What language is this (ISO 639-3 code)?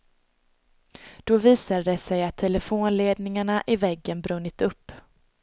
swe